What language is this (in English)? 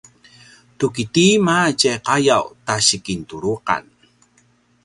Paiwan